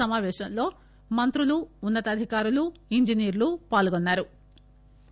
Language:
Telugu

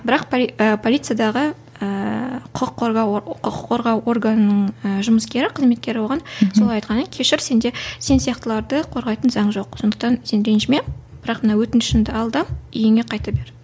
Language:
Kazakh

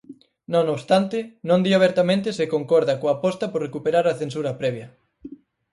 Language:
Galician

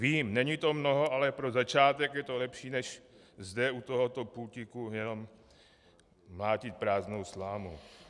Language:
Czech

